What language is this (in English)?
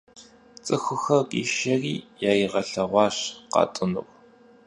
Kabardian